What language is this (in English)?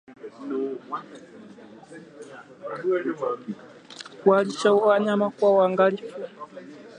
Swahili